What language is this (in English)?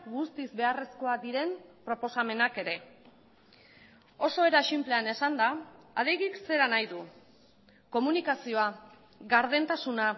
Basque